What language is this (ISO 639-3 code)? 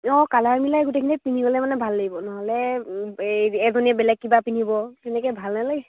asm